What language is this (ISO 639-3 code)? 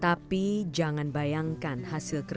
ind